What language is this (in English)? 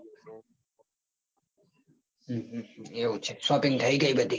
Gujarati